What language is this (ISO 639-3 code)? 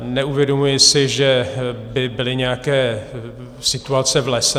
ces